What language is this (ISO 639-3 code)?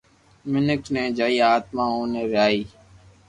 lrk